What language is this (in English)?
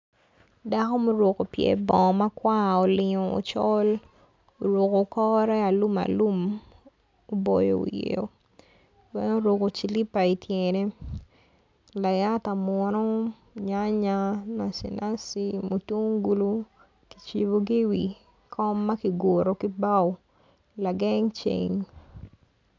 Acoli